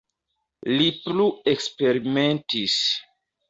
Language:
Esperanto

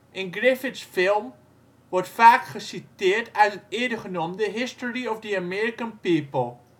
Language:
Dutch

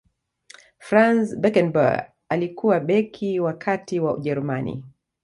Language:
Swahili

